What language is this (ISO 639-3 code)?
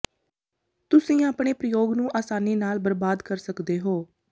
pan